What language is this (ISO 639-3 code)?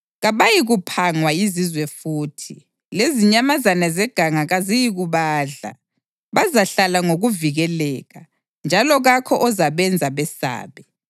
nde